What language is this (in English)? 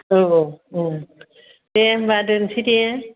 Bodo